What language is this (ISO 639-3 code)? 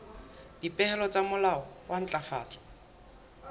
sot